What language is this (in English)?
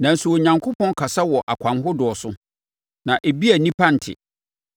Akan